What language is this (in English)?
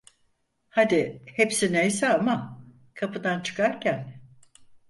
Turkish